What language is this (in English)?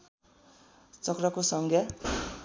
Nepali